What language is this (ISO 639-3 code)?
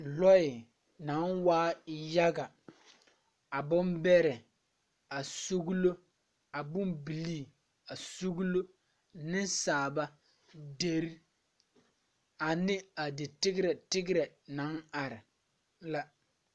dga